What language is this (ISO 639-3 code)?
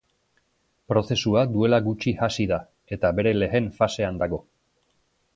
eus